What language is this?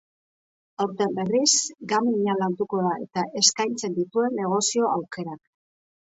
Basque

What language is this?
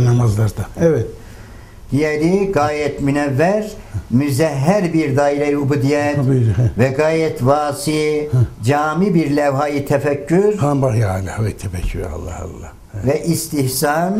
Turkish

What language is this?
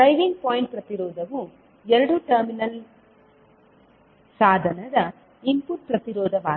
Kannada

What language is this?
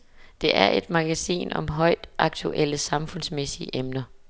Danish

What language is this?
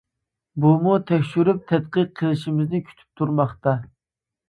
Uyghur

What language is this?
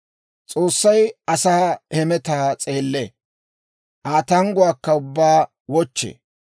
Dawro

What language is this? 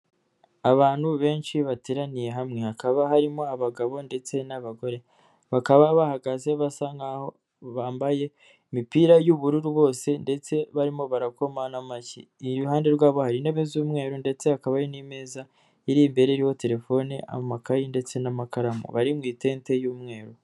Kinyarwanda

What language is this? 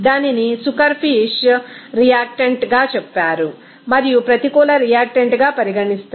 Telugu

